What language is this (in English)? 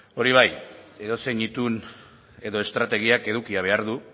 Basque